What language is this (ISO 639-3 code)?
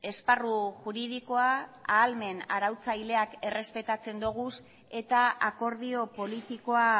eus